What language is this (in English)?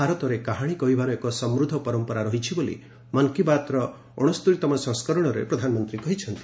Odia